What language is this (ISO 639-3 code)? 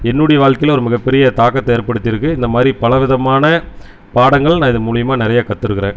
tam